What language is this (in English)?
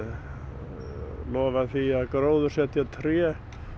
Icelandic